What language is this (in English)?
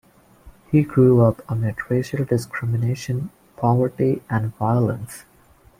English